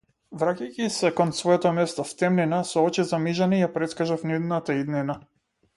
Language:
Macedonian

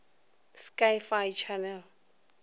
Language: Northern Sotho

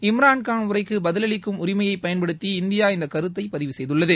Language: Tamil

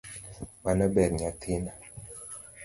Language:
Luo (Kenya and Tanzania)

